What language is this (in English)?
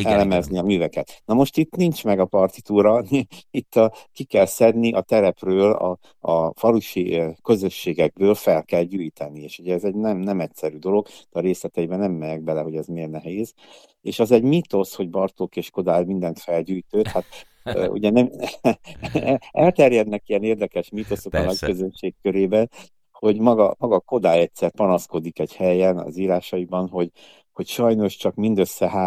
Hungarian